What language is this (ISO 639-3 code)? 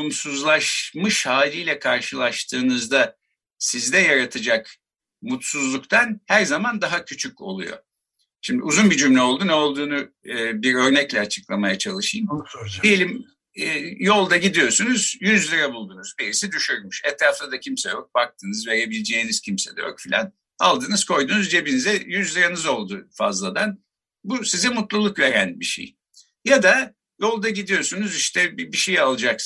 tur